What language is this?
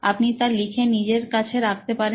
Bangla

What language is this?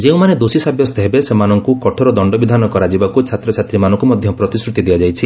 Odia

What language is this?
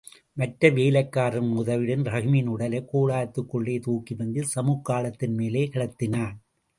Tamil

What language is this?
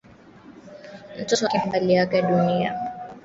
Swahili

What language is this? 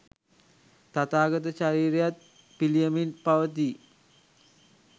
Sinhala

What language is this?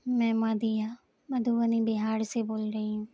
Urdu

